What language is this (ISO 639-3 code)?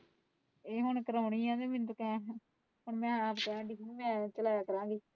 pan